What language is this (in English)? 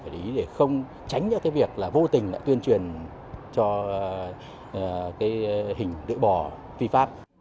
Vietnamese